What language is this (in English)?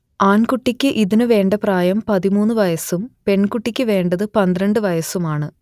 Malayalam